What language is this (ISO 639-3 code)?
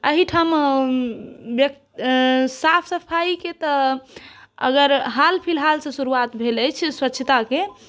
mai